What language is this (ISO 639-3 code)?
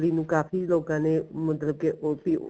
pan